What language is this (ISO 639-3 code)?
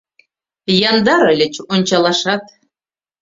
chm